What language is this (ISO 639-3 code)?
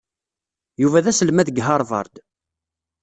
kab